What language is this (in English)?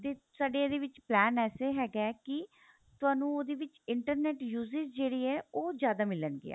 Punjabi